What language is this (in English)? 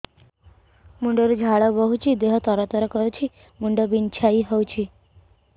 Odia